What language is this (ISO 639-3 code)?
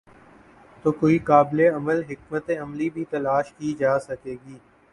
urd